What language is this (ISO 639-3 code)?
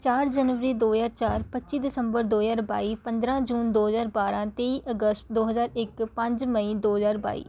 pan